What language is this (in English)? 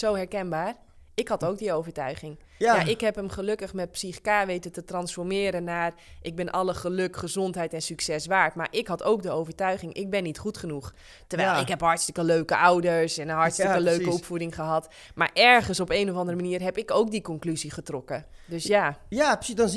Dutch